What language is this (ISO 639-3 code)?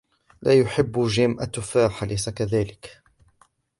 ara